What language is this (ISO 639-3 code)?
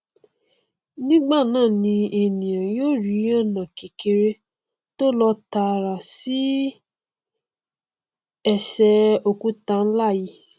yor